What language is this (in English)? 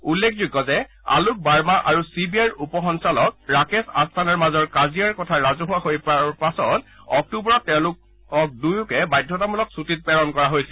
Assamese